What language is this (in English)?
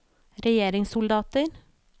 Norwegian